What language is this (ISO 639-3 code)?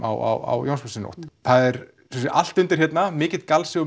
isl